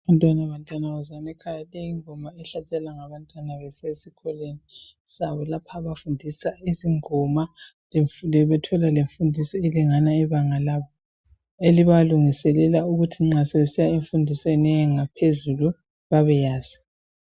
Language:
North Ndebele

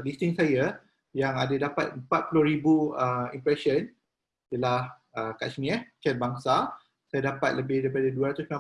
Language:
Malay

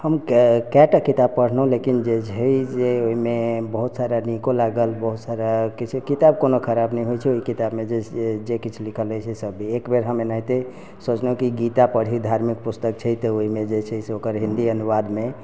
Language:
Maithili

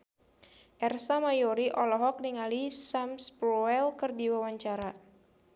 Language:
Sundanese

